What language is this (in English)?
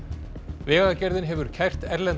Icelandic